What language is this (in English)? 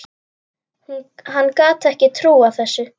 Icelandic